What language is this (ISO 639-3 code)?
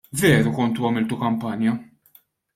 mlt